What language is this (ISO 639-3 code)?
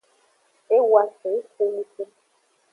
ajg